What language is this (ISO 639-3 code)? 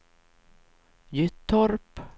swe